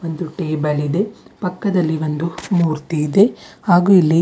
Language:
Kannada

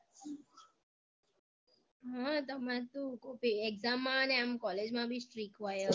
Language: Gujarati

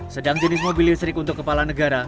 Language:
Indonesian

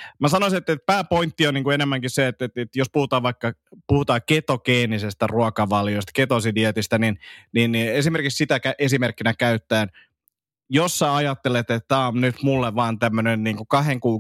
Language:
Finnish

